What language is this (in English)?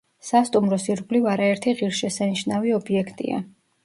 Georgian